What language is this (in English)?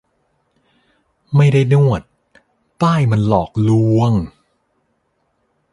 Thai